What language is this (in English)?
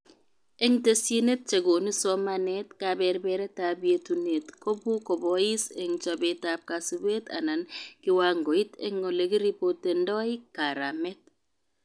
Kalenjin